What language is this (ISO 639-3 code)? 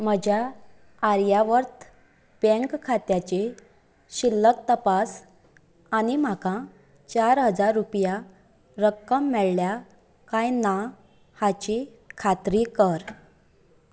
kok